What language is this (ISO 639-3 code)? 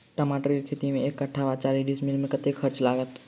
mai